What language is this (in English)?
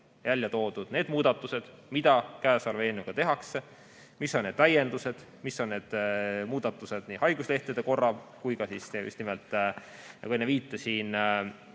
Estonian